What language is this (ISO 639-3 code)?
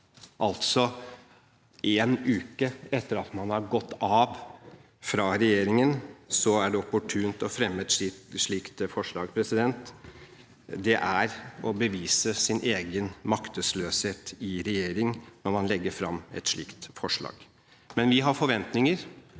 nor